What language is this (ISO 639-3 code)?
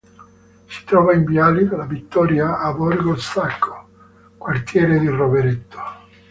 ita